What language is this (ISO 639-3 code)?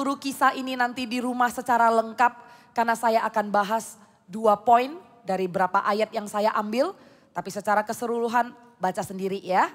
ind